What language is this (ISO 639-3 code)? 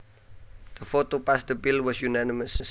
jav